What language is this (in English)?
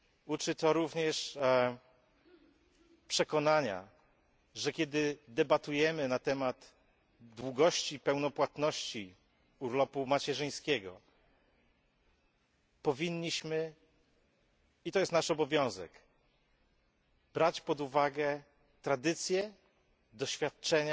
Polish